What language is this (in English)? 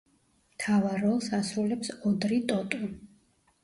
Georgian